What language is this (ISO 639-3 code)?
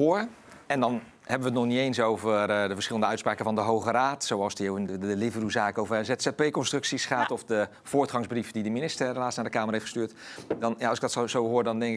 nld